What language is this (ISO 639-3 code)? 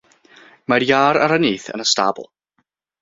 cym